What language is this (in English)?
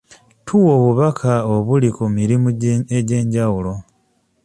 Ganda